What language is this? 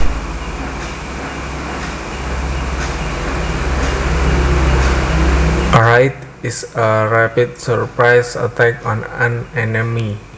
Javanese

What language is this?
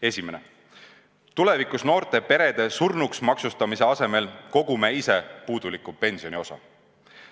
Estonian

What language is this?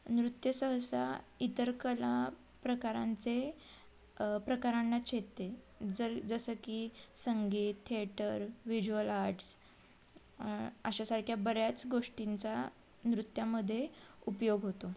Marathi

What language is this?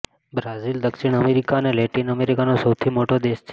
Gujarati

